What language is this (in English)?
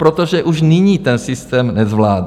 Czech